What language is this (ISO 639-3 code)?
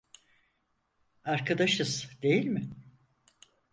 tur